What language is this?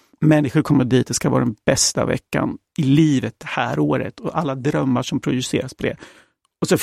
Swedish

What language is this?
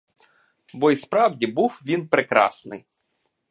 Ukrainian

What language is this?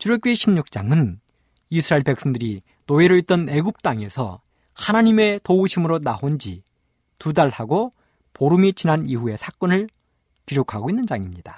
Korean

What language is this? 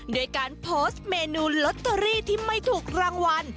Thai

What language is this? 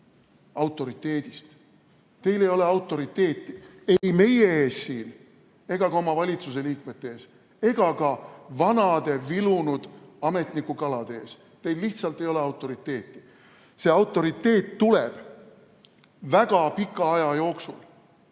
Estonian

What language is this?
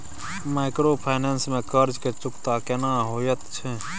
Maithili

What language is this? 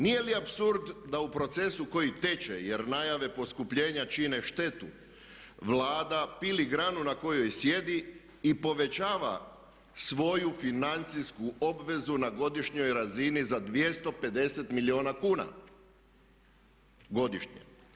Croatian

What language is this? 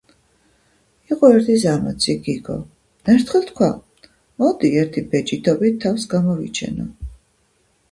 Georgian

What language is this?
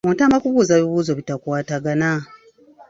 Ganda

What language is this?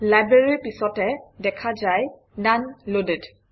Assamese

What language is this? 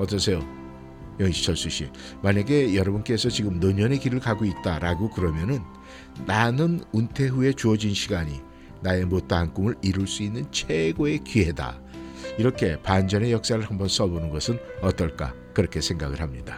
Korean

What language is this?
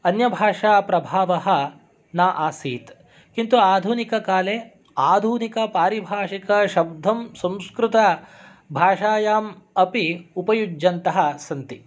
Sanskrit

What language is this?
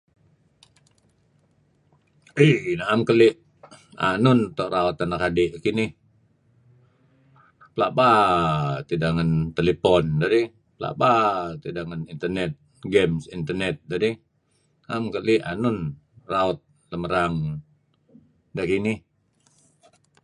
Kelabit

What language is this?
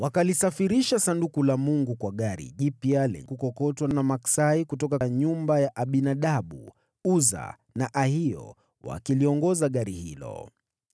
Swahili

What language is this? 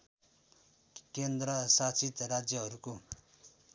Nepali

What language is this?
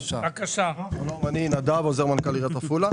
Hebrew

